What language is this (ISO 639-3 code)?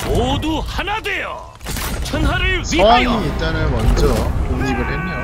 kor